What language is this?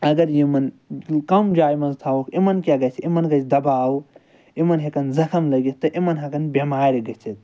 Kashmiri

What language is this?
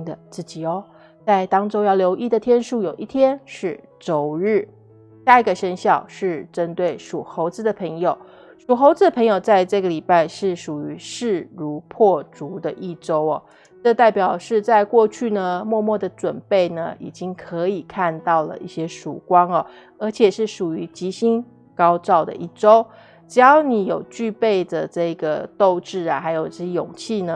Chinese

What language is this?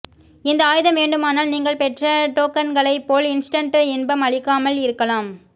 Tamil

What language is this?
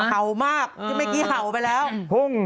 Thai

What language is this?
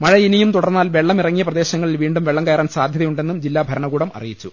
Malayalam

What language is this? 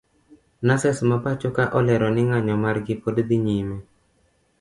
Luo (Kenya and Tanzania)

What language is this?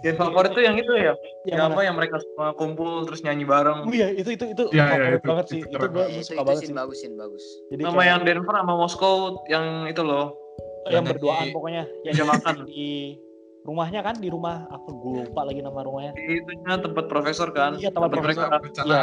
Indonesian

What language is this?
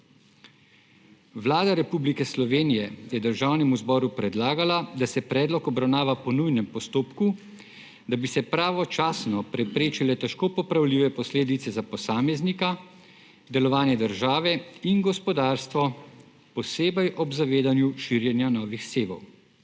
Slovenian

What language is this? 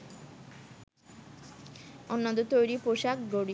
Bangla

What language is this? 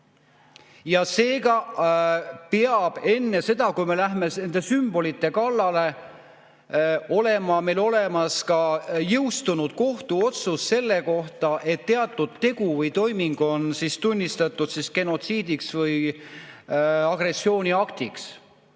Estonian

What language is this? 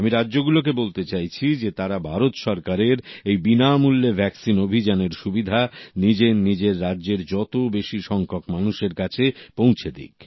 Bangla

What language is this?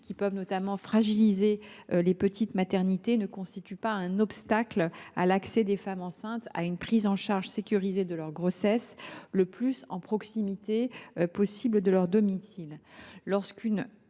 French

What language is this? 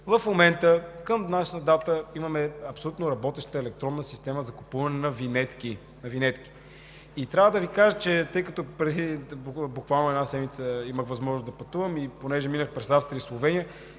Bulgarian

